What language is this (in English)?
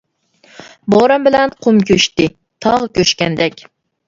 Uyghur